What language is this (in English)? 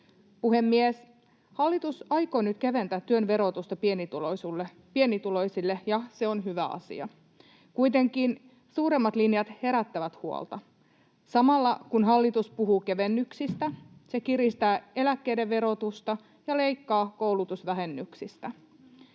Finnish